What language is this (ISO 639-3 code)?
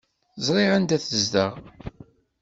kab